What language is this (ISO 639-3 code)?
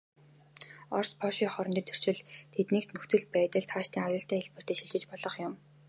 mon